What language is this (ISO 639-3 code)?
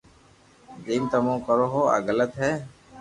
lrk